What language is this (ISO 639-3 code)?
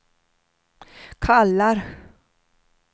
swe